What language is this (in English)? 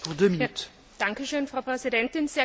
German